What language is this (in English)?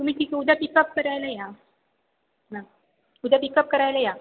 Marathi